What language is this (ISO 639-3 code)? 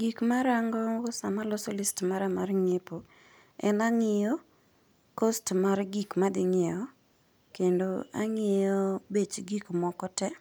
luo